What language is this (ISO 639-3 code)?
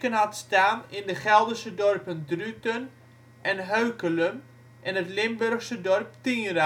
nld